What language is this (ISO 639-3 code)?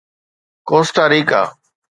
snd